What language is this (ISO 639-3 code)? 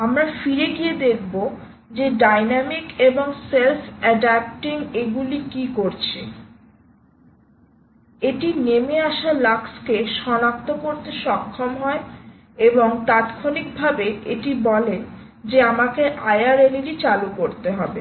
ben